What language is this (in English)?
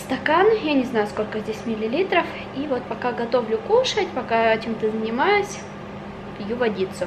Russian